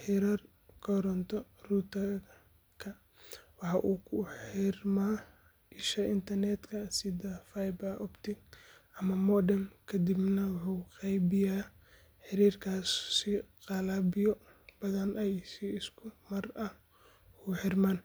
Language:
Somali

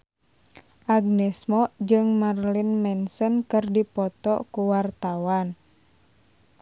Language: Sundanese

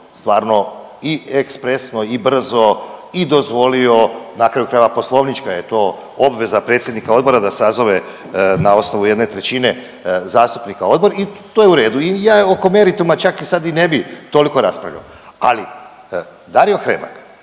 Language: Croatian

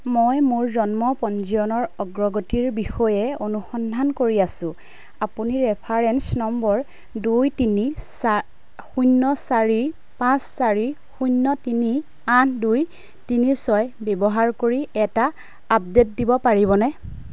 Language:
Assamese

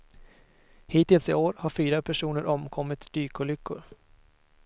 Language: Swedish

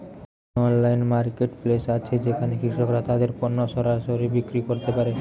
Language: Bangla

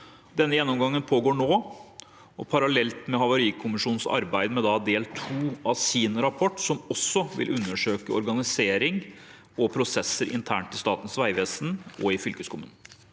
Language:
Norwegian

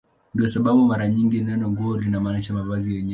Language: Swahili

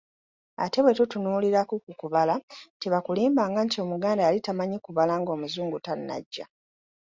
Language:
Ganda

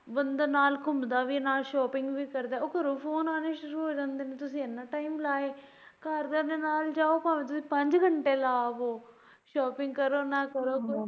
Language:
Punjabi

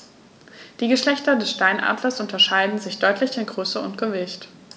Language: German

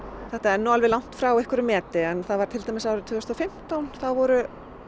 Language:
Icelandic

